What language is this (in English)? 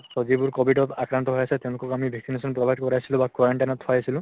Assamese